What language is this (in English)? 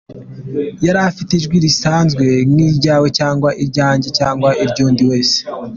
Kinyarwanda